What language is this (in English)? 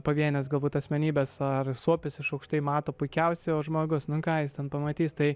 Lithuanian